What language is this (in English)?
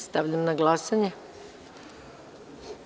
Serbian